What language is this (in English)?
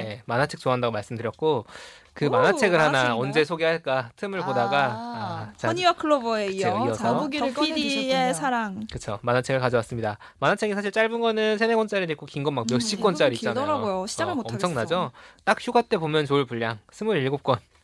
Korean